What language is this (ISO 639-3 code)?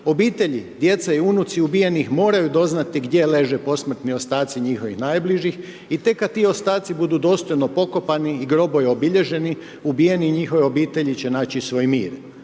hrv